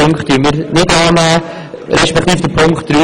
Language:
Swiss German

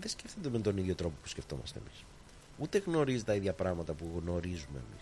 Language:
Greek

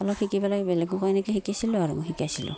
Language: Assamese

